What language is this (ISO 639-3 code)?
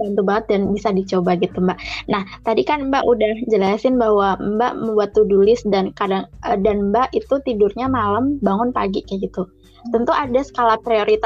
ind